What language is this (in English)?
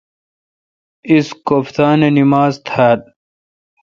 Kalkoti